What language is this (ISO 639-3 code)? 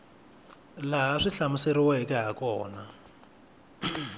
tso